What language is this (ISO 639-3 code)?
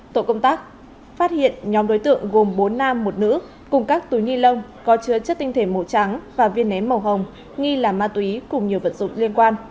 vie